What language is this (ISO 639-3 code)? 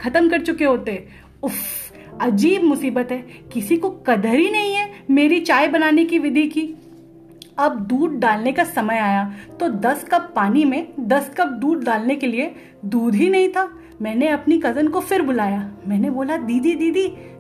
hin